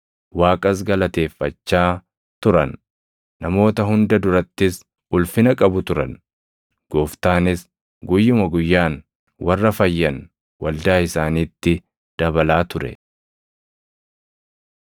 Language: Oromo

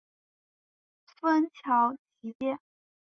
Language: Chinese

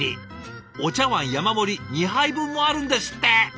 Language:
Japanese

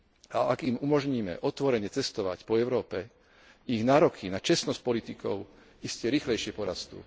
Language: Slovak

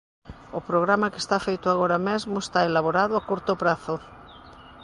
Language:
Galician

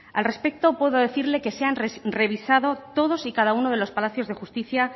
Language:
Spanish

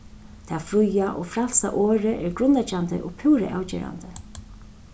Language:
Faroese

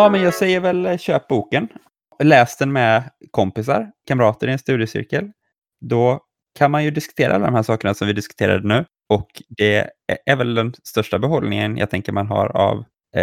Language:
Swedish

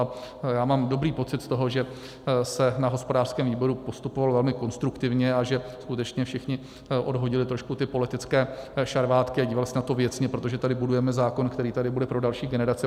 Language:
Czech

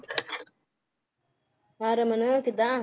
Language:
Punjabi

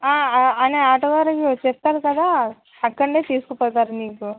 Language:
Telugu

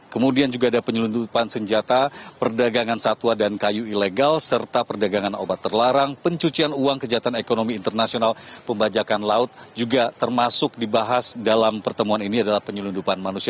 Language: Indonesian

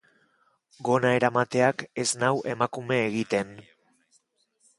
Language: Basque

